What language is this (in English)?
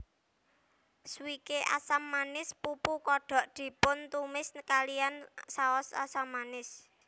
Javanese